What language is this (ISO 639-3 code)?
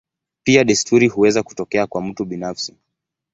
swa